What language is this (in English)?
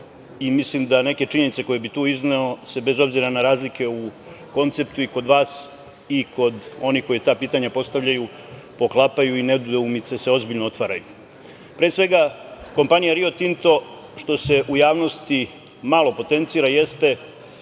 Serbian